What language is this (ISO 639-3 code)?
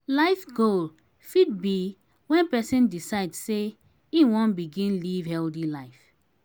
pcm